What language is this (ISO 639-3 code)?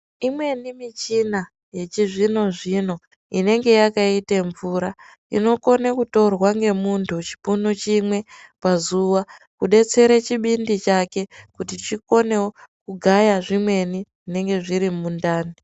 ndc